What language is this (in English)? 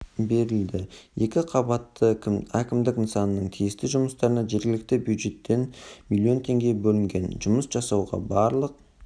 Kazakh